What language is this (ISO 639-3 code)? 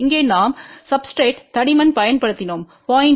tam